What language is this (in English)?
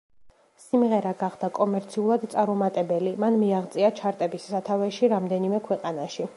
Georgian